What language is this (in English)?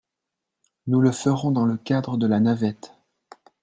French